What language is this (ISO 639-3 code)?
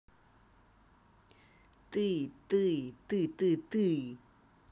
rus